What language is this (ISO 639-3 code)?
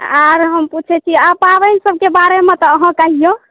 mai